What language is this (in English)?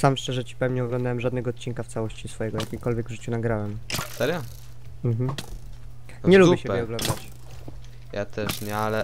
Polish